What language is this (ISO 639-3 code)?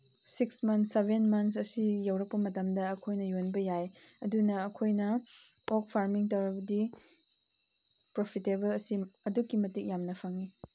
mni